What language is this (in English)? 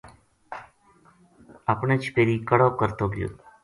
Gujari